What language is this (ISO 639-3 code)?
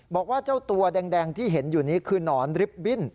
tha